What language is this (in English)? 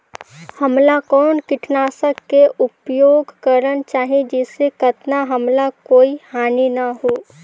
Chhattisgarhi